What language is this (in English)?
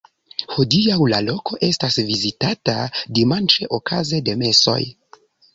Esperanto